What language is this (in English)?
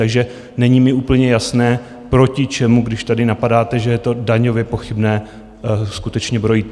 Czech